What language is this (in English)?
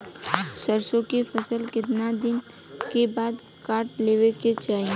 Bhojpuri